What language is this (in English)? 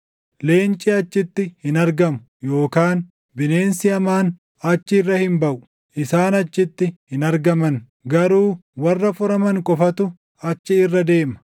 Oromo